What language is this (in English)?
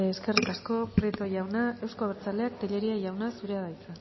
Basque